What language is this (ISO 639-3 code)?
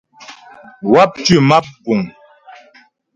bbj